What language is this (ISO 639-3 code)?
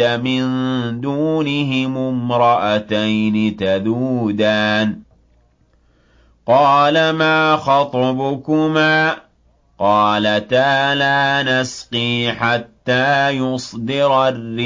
ara